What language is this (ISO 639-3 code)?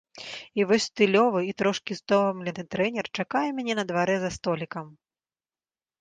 bel